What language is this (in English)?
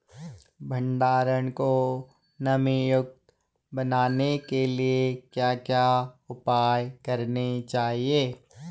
Hindi